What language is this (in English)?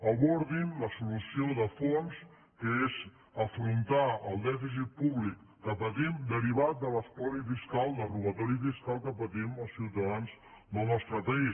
Catalan